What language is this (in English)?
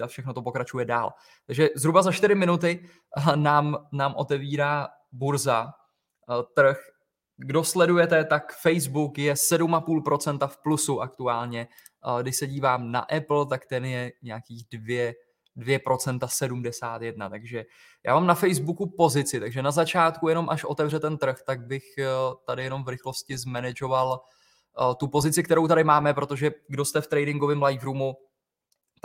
Czech